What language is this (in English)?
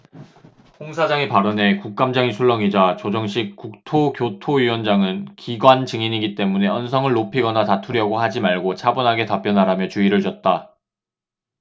Korean